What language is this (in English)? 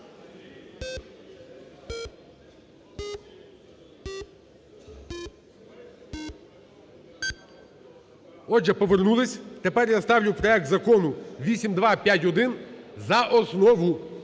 Ukrainian